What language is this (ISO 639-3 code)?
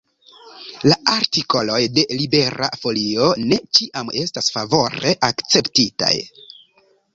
epo